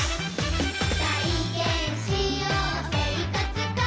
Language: Japanese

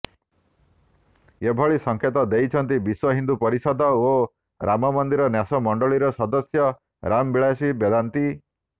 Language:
Odia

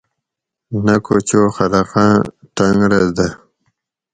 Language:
Gawri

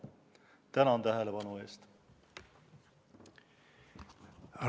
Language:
Estonian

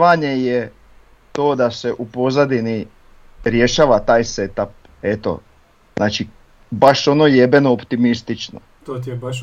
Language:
Croatian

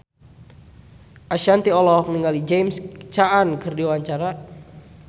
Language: Sundanese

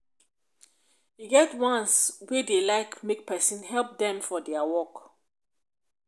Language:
Nigerian Pidgin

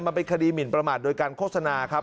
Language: Thai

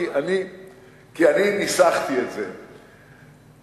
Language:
Hebrew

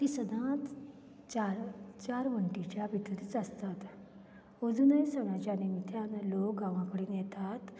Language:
Konkani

